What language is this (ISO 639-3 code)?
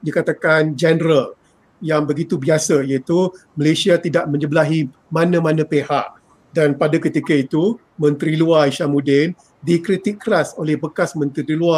msa